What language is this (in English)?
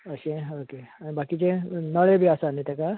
Konkani